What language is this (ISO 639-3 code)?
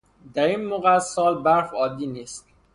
fas